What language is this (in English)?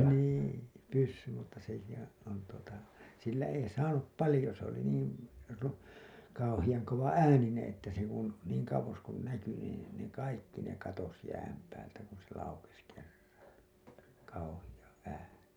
Finnish